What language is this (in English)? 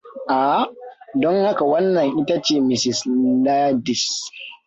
Hausa